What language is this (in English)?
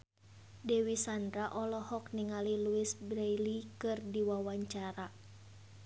Sundanese